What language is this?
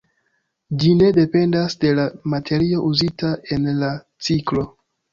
Esperanto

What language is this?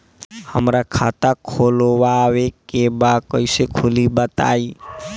Bhojpuri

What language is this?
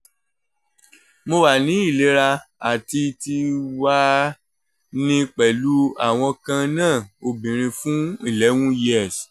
Yoruba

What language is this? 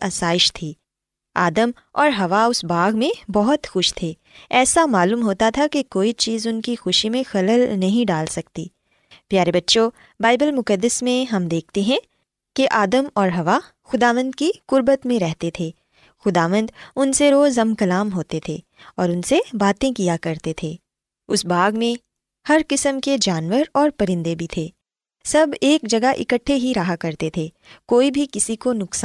Urdu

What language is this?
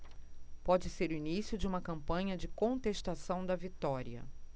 Portuguese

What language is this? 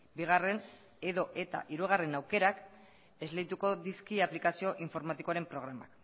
Basque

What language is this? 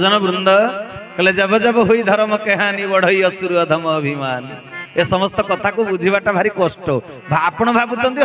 Bangla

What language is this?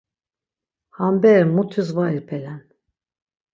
Laz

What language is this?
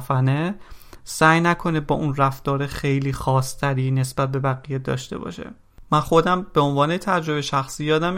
Persian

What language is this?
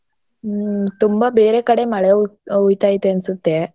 Kannada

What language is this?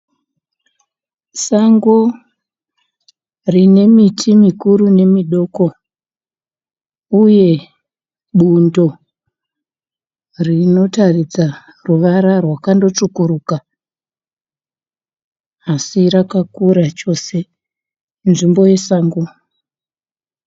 Shona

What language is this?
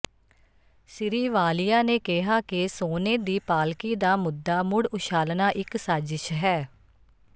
Punjabi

